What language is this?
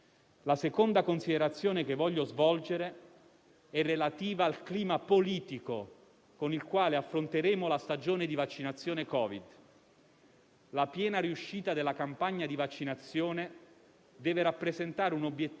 Italian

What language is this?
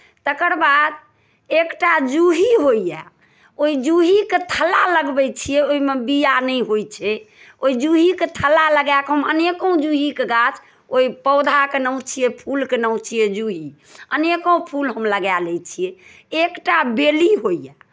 Maithili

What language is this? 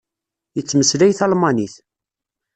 Kabyle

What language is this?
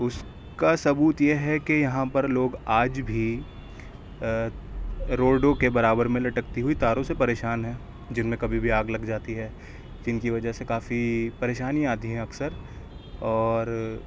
Urdu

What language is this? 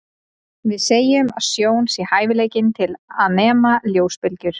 Icelandic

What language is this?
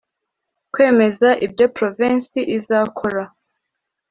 Kinyarwanda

